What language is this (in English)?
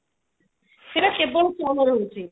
Odia